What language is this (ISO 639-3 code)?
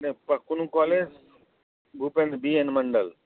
mai